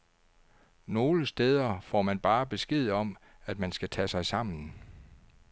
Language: Danish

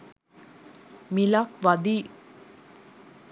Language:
Sinhala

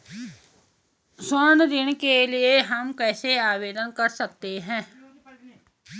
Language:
Hindi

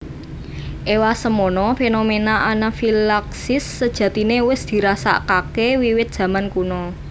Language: Javanese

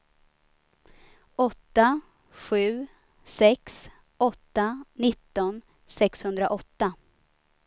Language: Swedish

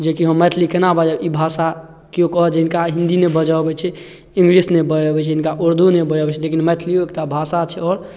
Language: Maithili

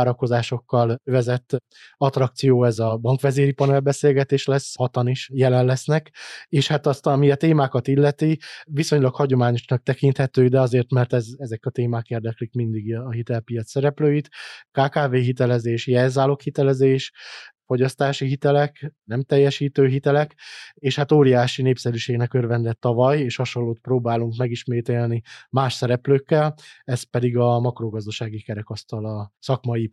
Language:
Hungarian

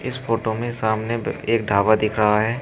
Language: Hindi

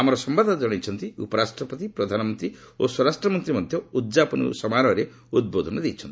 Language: Odia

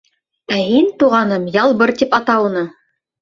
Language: Bashkir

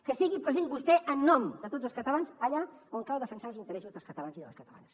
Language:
Catalan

